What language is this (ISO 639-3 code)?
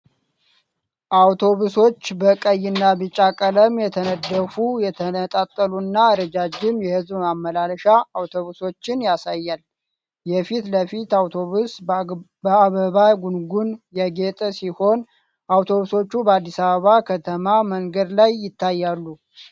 amh